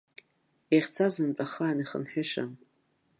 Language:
Abkhazian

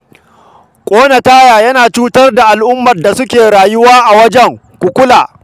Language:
Hausa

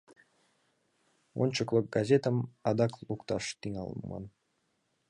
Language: Mari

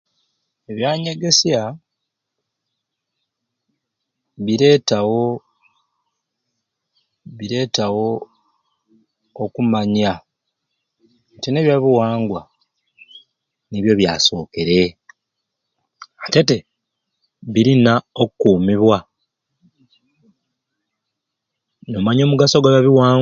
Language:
Ruuli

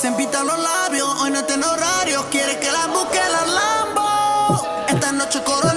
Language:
Spanish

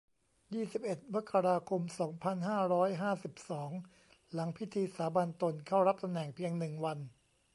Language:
Thai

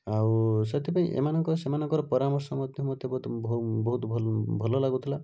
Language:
Odia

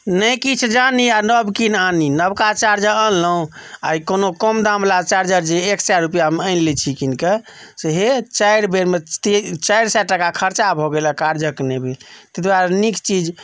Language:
Maithili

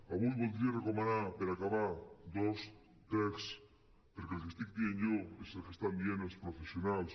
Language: Catalan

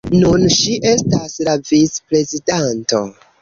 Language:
Esperanto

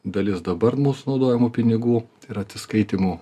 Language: Lithuanian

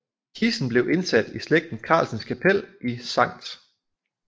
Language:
Danish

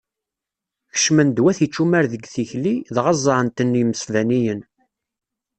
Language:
Kabyle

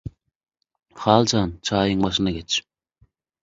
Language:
Turkmen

